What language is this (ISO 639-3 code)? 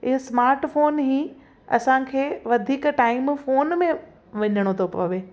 snd